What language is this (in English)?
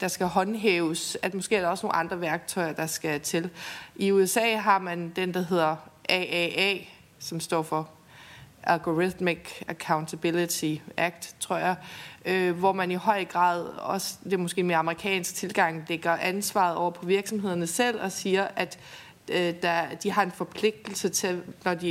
Danish